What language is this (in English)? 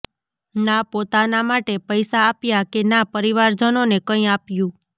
Gujarati